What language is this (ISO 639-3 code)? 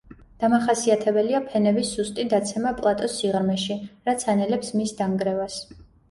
kat